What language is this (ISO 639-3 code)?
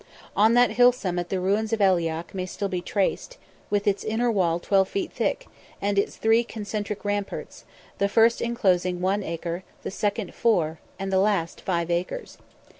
eng